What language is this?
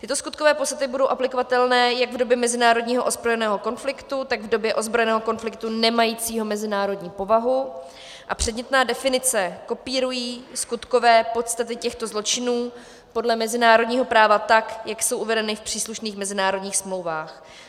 Czech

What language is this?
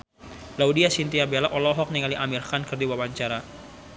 Sundanese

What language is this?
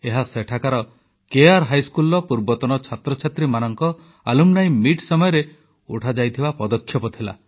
Odia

